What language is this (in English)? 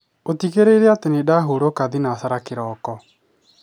Kikuyu